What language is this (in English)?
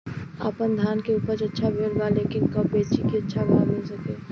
Bhojpuri